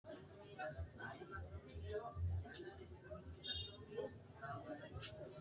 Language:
Sidamo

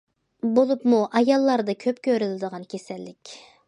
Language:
Uyghur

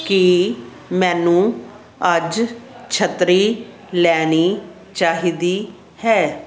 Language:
Punjabi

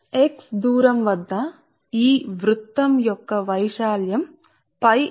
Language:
Telugu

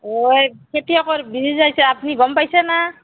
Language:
Assamese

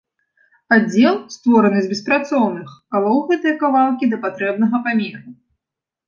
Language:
Belarusian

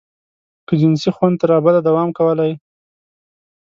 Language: Pashto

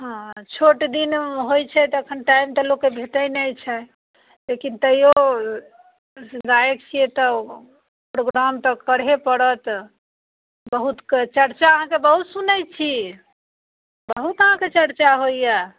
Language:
Maithili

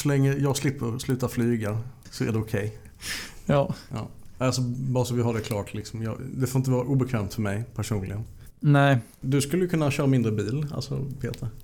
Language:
Swedish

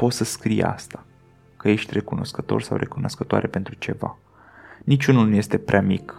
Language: Romanian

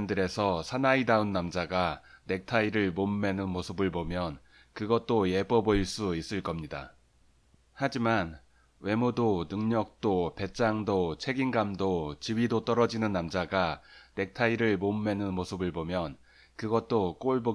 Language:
Korean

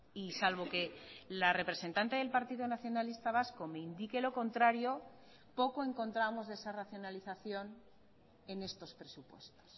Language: Spanish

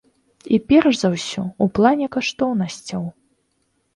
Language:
Belarusian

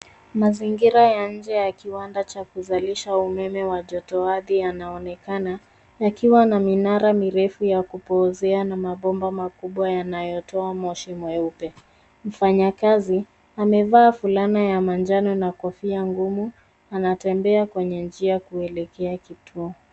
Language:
Swahili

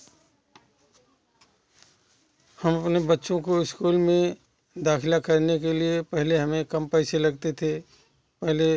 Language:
Hindi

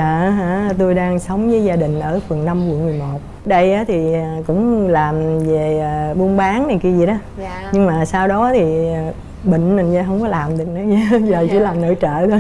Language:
Vietnamese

